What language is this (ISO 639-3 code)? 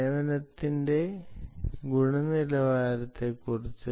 mal